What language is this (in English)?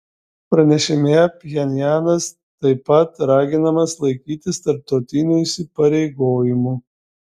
Lithuanian